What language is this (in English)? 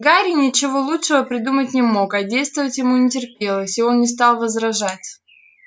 Russian